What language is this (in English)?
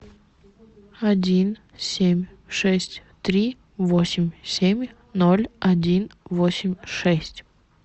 Russian